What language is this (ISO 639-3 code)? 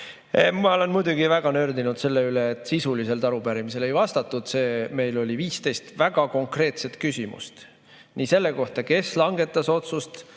est